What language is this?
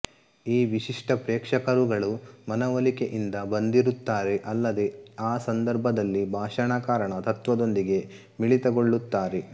Kannada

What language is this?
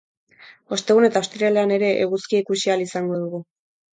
Basque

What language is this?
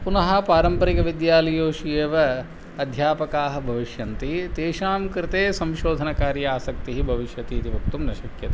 Sanskrit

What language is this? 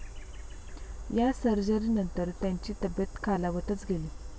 Marathi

